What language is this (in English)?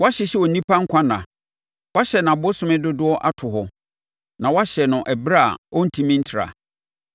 Akan